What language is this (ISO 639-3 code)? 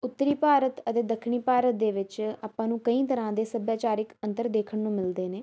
pan